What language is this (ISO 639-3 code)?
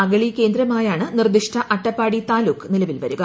mal